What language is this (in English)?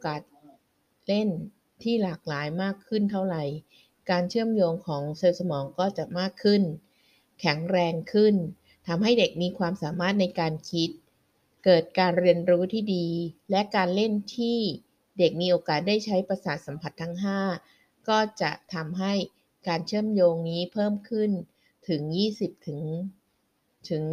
Thai